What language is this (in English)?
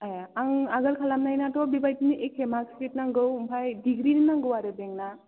Bodo